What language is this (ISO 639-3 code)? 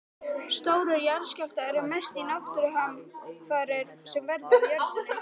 isl